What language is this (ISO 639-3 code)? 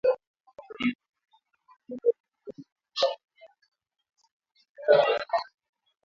swa